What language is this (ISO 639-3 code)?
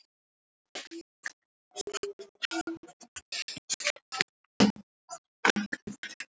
isl